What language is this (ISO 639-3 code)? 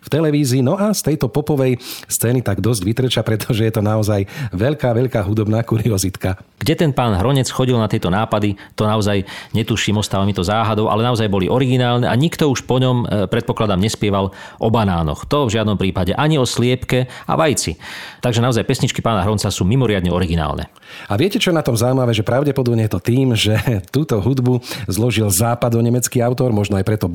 slk